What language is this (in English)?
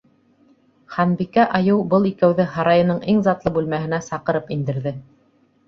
Bashkir